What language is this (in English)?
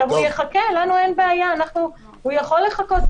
Hebrew